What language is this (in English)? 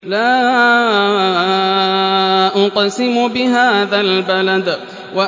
Arabic